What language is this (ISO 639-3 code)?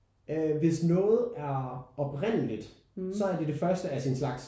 dan